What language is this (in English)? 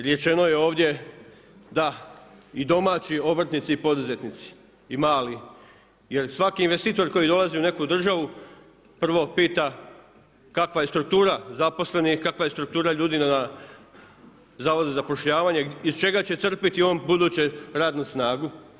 Croatian